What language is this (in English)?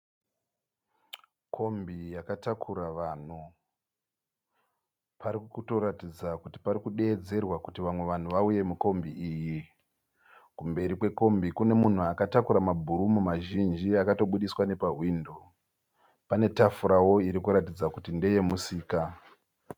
Shona